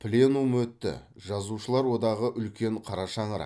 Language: Kazakh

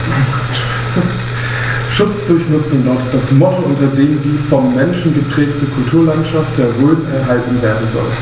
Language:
German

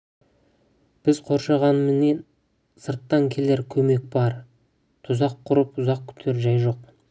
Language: Kazakh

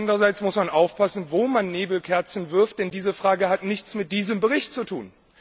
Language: German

